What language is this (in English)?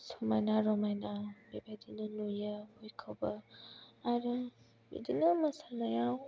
Bodo